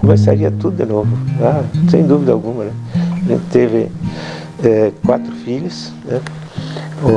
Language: Portuguese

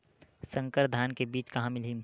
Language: Chhattisgarhi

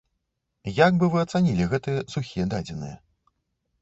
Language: Belarusian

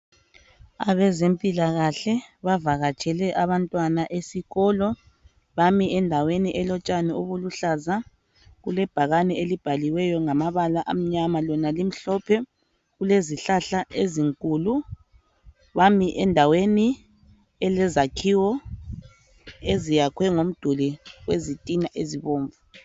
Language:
North Ndebele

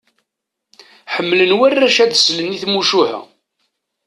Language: Kabyle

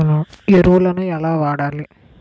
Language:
Telugu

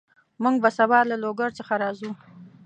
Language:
Pashto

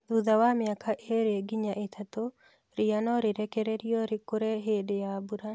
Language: Kikuyu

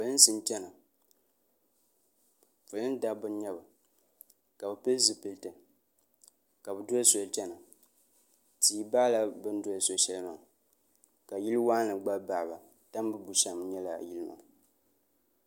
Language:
Dagbani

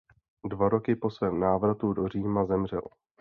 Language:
Czech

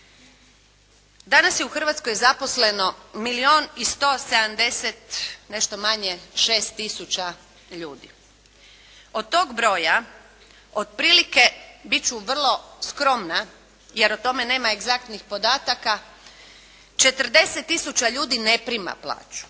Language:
Croatian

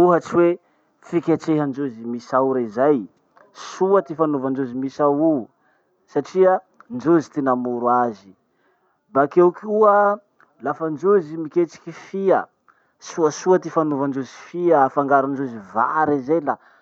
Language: Masikoro Malagasy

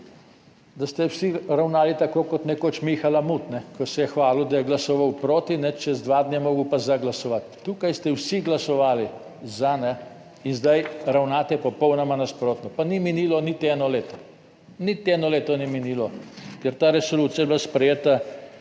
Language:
Slovenian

